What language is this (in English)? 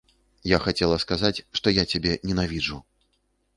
Belarusian